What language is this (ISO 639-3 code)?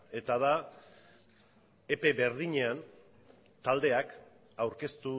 eus